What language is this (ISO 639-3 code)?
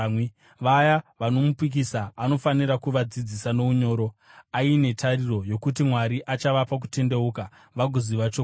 sna